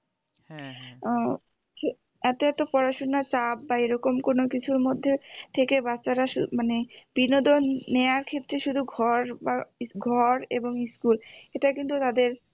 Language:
Bangla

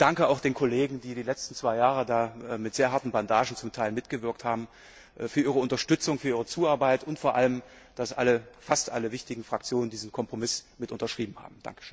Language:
German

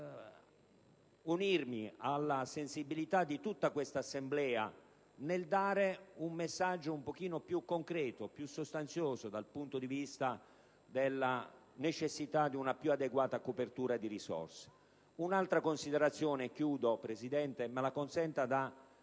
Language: Italian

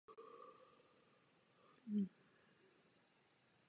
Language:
Czech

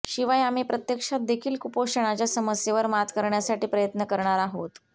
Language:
Marathi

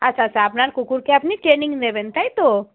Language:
Bangla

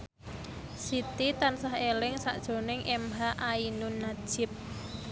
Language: Javanese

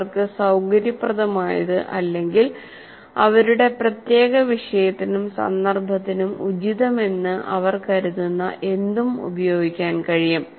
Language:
Malayalam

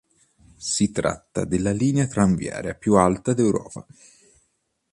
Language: Italian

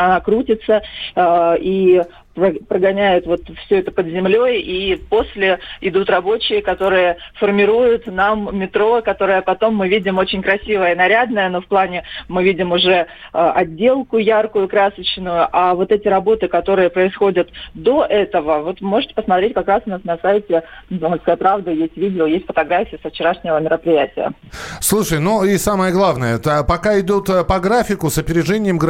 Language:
Russian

